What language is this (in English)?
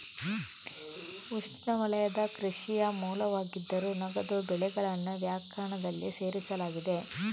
Kannada